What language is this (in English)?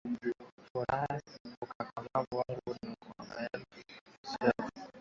Swahili